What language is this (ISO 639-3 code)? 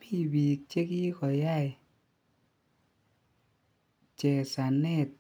kln